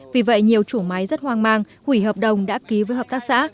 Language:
Vietnamese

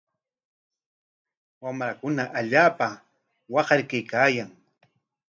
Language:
Corongo Ancash Quechua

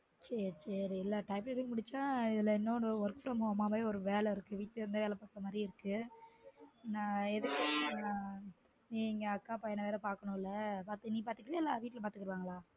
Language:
Tamil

